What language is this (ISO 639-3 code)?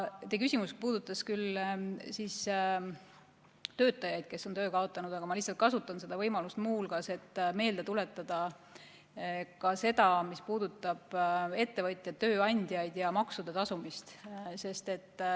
est